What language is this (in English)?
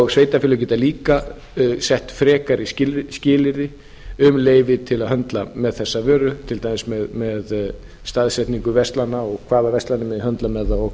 Icelandic